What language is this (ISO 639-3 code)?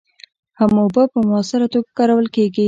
pus